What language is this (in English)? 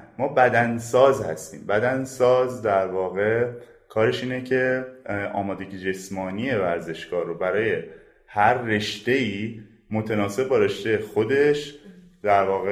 Persian